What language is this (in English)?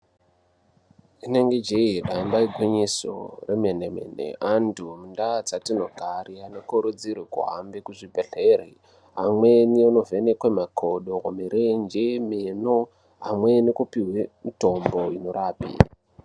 Ndau